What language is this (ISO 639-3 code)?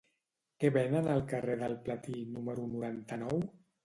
cat